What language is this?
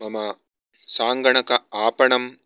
Sanskrit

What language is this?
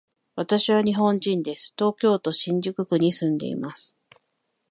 Japanese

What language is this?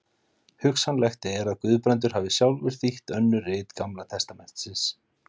Icelandic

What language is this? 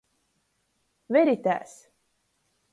Latgalian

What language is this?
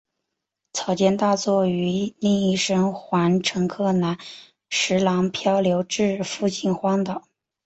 Chinese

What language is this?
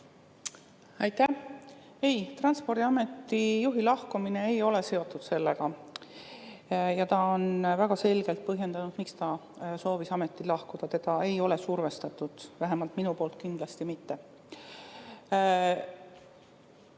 Estonian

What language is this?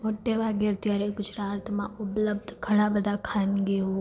Gujarati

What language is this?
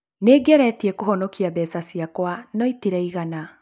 Kikuyu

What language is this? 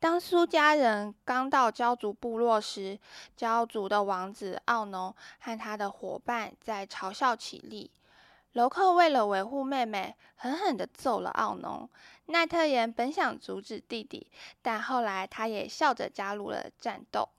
Chinese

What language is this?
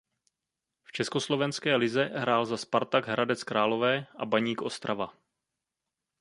Czech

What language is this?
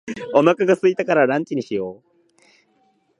Japanese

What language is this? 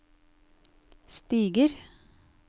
Norwegian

